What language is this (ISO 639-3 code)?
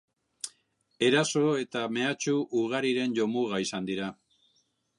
eus